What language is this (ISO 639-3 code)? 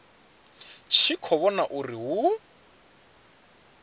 ven